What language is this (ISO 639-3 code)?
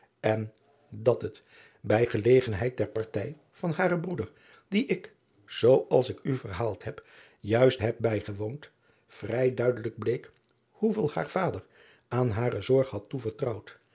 nld